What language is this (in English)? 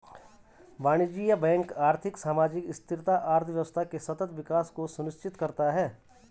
Hindi